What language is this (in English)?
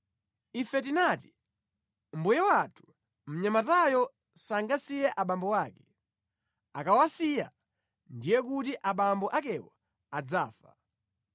Nyanja